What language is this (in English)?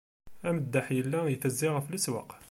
Kabyle